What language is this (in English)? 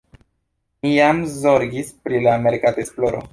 Esperanto